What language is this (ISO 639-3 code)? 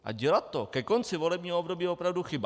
ces